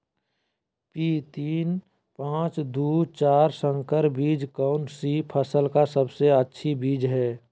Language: Magahi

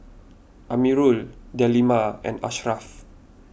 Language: English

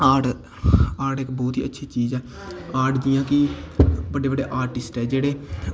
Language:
Dogri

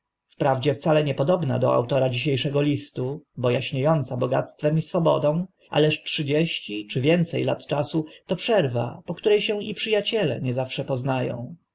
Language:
Polish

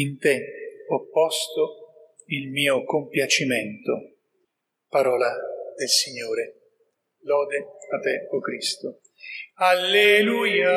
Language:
Italian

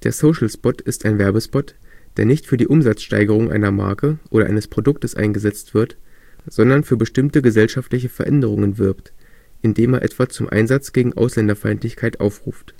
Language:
German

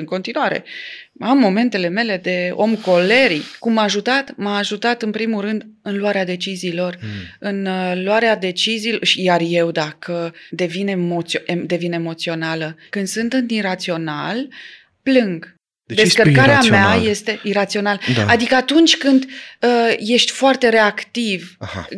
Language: Romanian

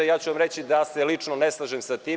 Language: Serbian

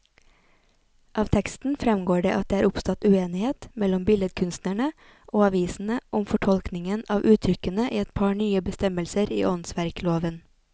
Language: Norwegian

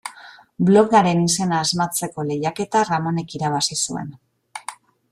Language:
Basque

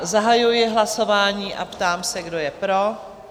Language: Czech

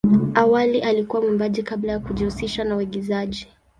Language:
Swahili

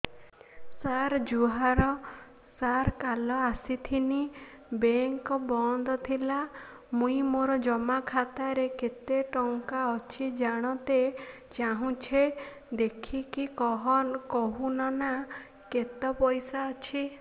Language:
Odia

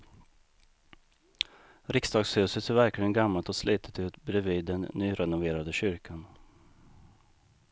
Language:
Swedish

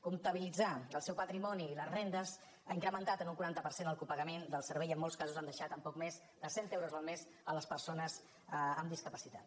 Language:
Catalan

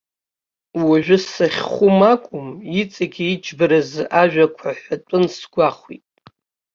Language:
Abkhazian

